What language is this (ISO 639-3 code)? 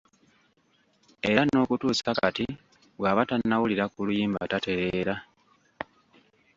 lug